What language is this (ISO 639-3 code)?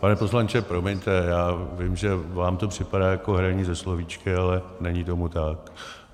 ces